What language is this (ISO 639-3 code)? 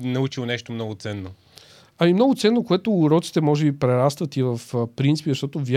bul